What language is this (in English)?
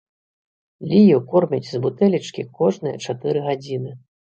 Belarusian